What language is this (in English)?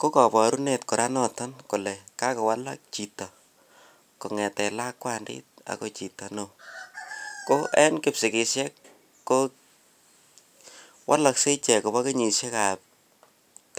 Kalenjin